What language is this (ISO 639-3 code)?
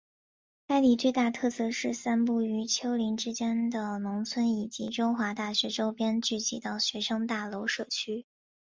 zho